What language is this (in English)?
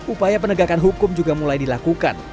Indonesian